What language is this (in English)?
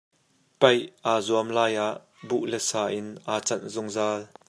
Hakha Chin